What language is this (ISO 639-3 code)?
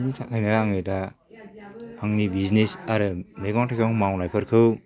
brx